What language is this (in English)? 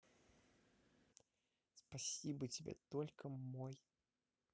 Russian